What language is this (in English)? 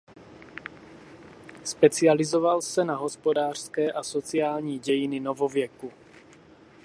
Czech